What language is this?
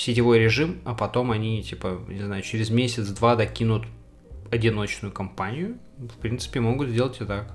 Russian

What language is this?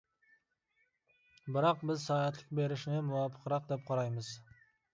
Uyghur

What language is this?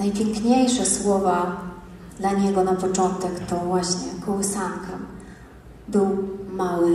Polish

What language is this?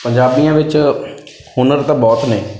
Punjabi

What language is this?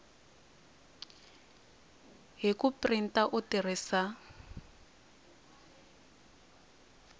Tsonga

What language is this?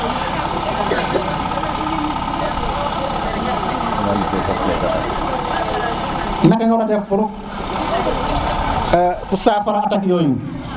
Serer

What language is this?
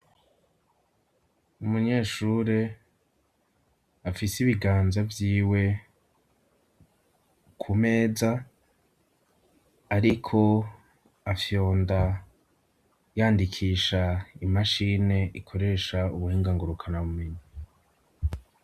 Rundi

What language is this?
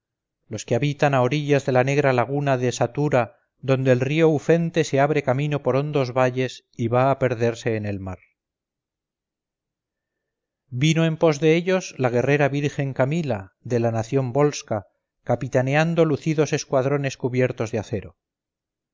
Spanish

